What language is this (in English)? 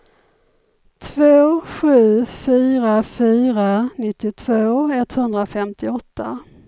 Swedish